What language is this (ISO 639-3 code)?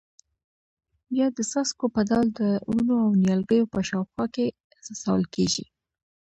pus